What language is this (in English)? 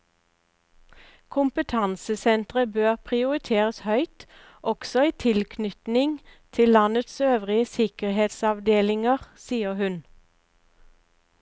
Norwegian